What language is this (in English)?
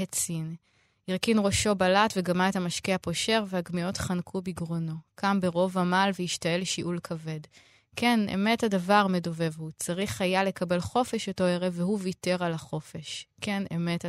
Hebrew